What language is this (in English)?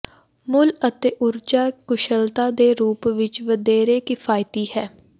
Punjabi